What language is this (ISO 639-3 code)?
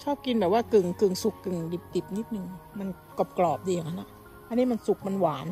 tha